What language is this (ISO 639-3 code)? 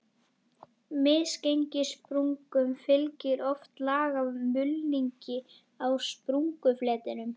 isl